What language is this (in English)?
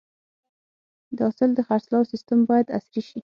Pashto